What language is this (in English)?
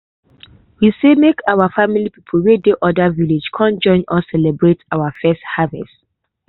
Nigerian Pidgin